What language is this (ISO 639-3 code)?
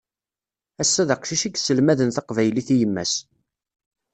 kab